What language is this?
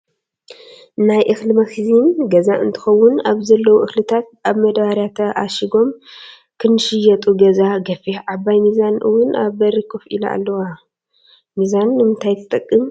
Tigrinya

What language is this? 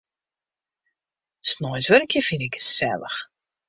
Western Frisian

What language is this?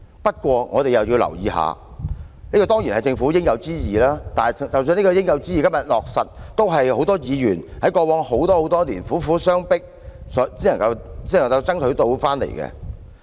Cantonese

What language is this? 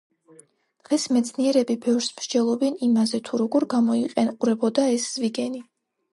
Georgian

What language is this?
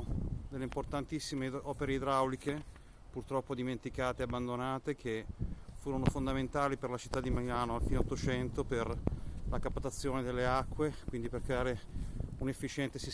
Italian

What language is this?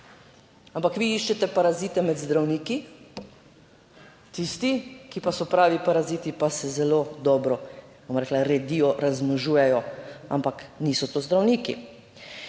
Slovenian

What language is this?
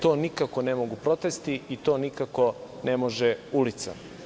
Serbian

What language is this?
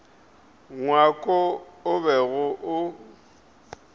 Northern Sotho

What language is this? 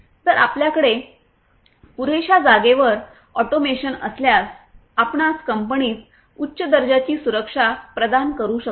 Marathi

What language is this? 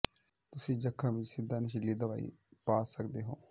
Punjabi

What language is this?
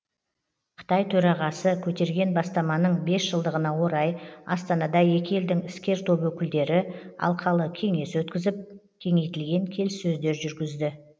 Kazakh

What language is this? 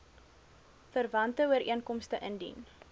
Afrikaans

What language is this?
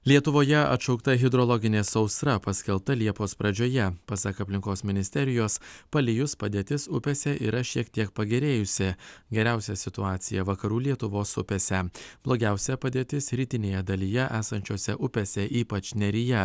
Lithuanian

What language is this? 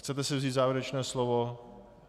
Czech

